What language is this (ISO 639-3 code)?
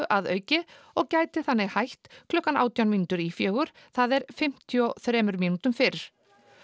isl